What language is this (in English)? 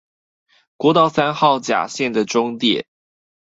Chinese